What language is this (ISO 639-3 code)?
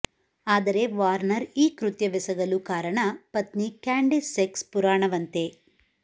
kan